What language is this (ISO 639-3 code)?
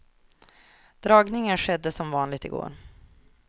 swe